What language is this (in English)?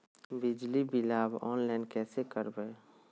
Magahi